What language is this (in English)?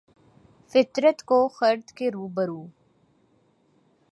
Urdu